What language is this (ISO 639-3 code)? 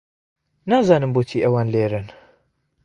ckb